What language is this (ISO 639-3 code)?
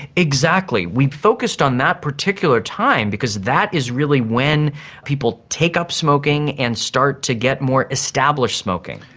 eng